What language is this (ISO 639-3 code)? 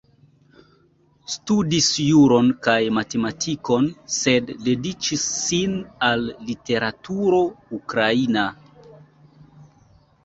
epo